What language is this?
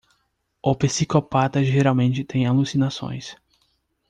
Portuguese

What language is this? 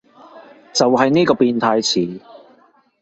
Cantonese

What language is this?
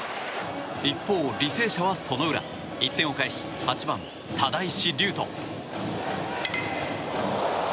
Japanese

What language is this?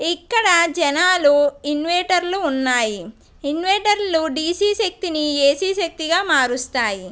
Telugu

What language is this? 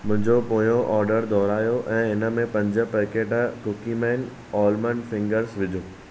Sindhi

